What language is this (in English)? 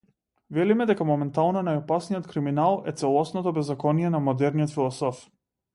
Macedonian